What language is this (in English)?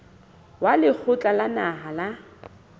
Southern Sotho